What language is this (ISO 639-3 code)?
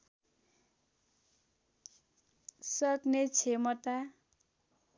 nep